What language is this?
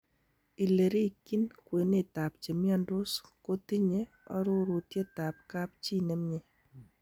Kalenjin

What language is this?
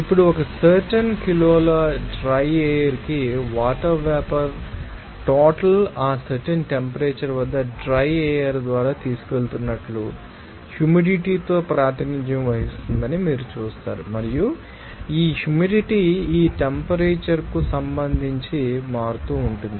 Telugu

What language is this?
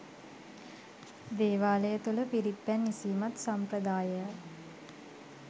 Sinhala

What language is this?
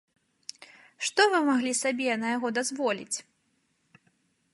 Belarusian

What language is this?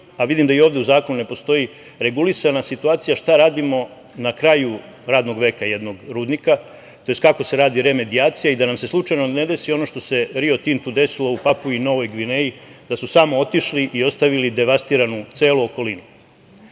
Serbian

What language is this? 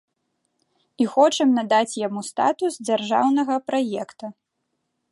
Belarusian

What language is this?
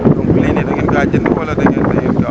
Wolof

